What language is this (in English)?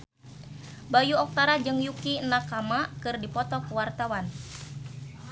Sundanese